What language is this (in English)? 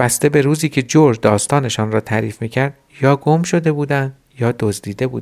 Persian